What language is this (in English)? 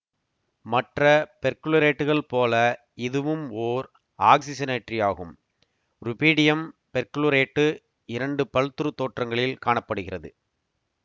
Tamil